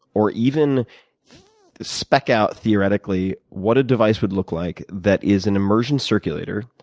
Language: English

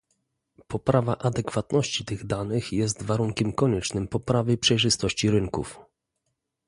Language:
Polish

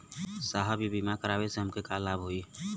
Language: Bhojpuri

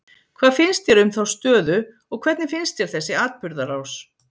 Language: Icelandic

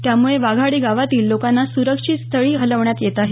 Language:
Marathi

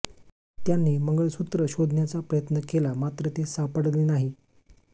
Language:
Marathi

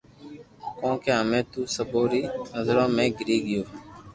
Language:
Loarki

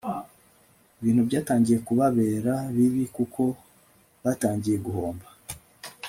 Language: Kinyarwanda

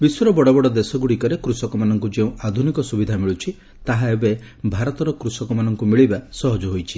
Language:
Odia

